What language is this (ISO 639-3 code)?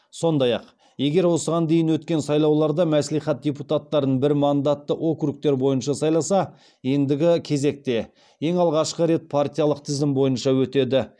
kaz